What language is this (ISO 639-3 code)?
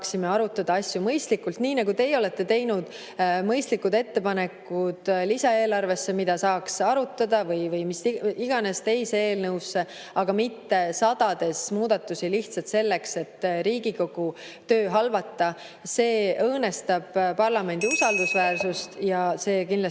est